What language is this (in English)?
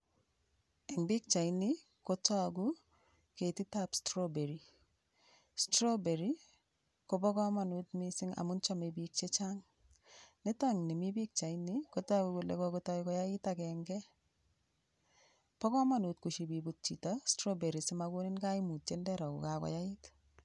Kalenjin